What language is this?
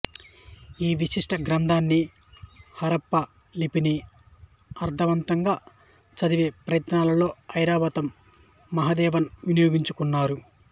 Telugu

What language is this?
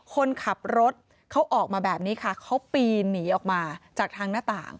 Thai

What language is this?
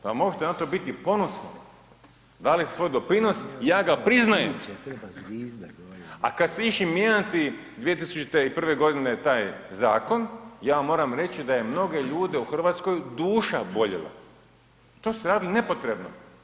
Croatian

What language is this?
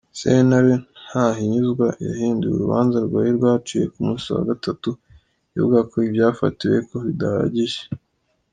Kinyarwanda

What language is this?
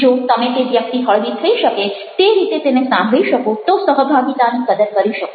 Gujarati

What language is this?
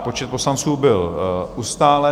Czech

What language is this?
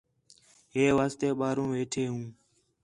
Khetrani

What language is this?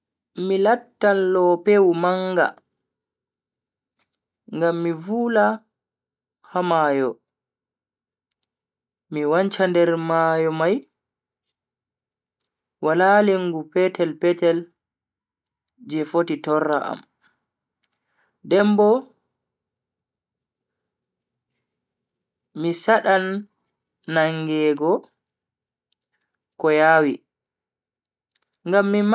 Bagirmi Fulfulde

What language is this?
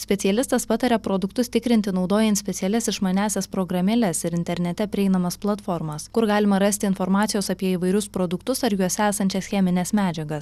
Lithuanian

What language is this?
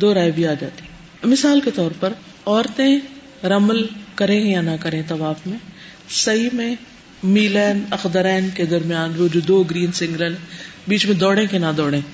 Urdu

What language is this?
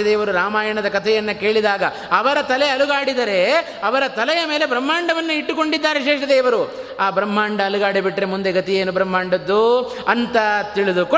Kannada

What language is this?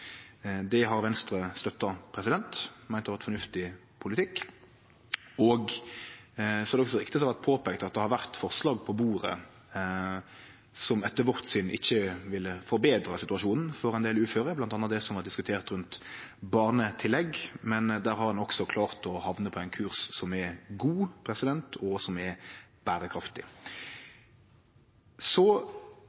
Norwegian Nynorsk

